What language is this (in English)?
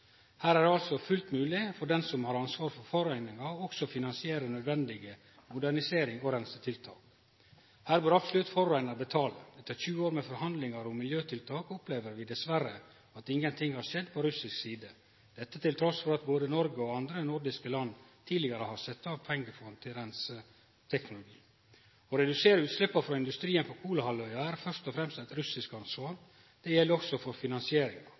Norwegian Nynorsk